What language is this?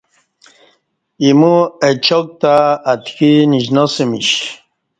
Kati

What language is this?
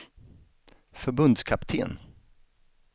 Swedish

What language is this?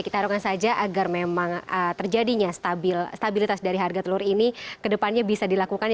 Indonesian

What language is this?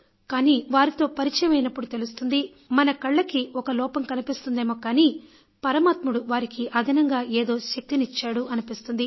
Telugu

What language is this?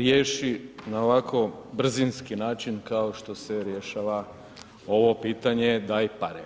Croatian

